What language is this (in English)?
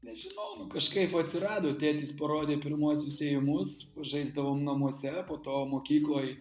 Lithuanian